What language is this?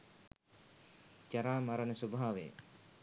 Sinhala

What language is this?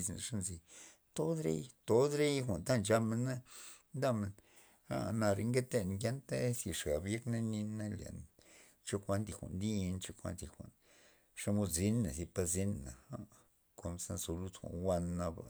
Loxicha Zapotec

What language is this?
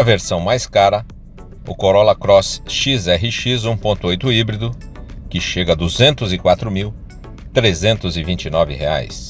Portuguese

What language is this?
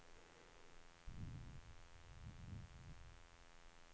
Swedish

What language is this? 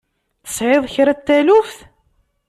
Kabyle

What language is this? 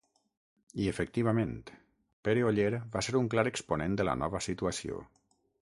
Catalan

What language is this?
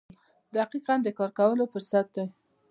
Pashto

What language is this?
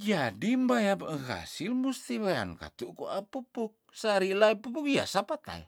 Tondano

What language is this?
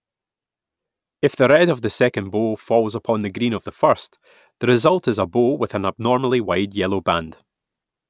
English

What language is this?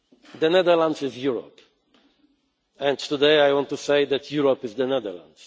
English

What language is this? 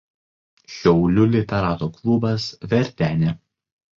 Lithuanian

